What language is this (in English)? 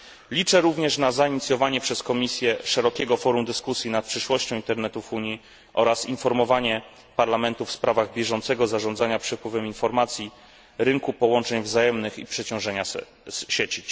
Polish